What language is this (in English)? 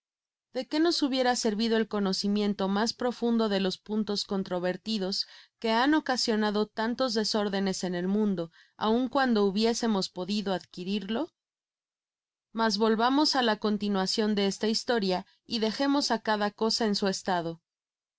Spanish